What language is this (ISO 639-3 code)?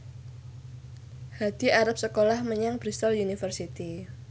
jav